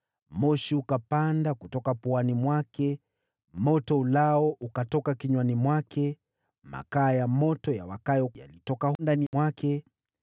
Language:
Swahili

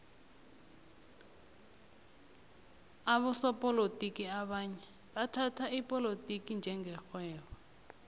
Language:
South Ndebele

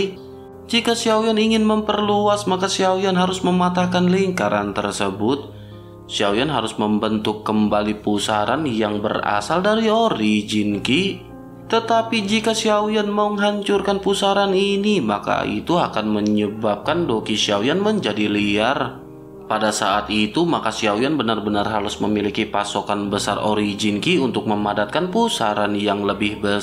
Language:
Indonesian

